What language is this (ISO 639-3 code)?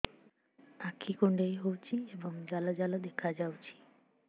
ori